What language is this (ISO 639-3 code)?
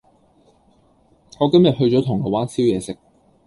yue